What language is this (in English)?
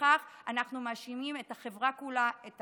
Hebrew